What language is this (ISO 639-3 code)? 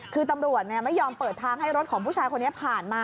tha